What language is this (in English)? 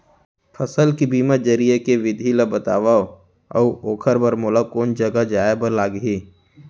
Chhattisgarhi